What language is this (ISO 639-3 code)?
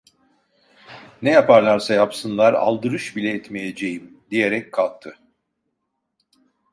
tur